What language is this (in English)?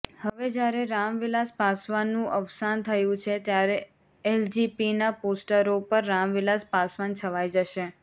Gujarati